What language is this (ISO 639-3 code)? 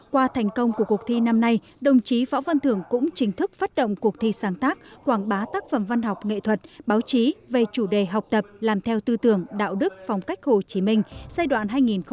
vie